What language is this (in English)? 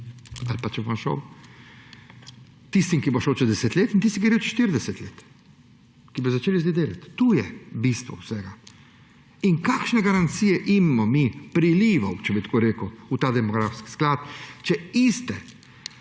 Slovenian